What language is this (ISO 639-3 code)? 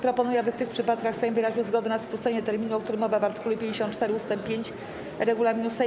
pol